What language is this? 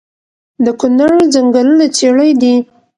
Pashto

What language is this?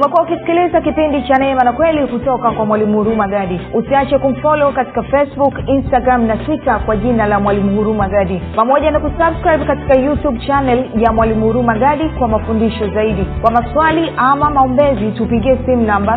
Swahili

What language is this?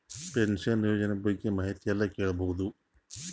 Kannada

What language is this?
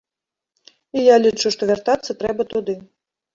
Belarusian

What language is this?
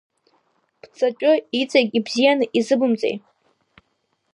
Abkhazian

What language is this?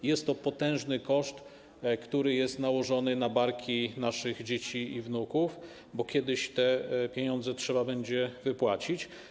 Polish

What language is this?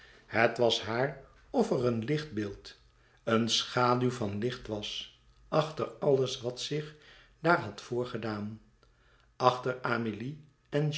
Dutch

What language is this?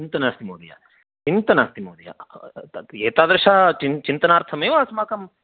Sanskrit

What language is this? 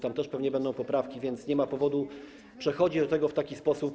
Polish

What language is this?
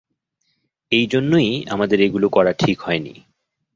Bangla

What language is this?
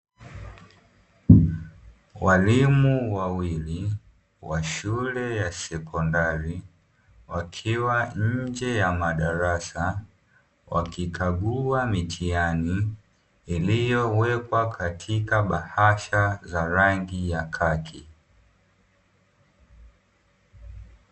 Swahili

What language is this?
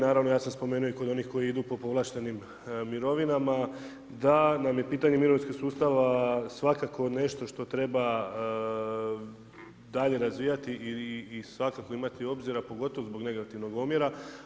Croatian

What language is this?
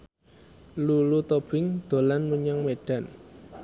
Javanese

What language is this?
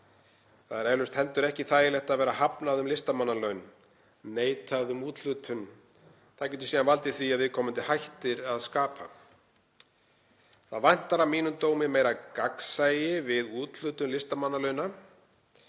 Icelandic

